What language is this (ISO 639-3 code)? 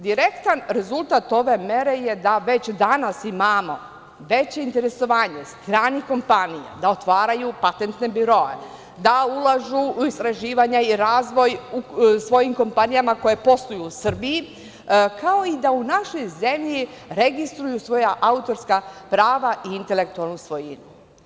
srp